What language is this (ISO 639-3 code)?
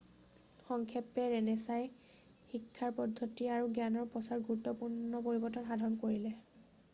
asm